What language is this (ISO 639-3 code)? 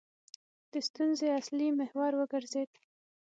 pus